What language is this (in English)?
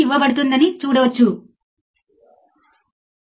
Telugu